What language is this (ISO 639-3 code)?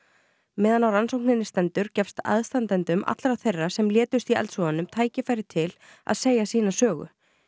isl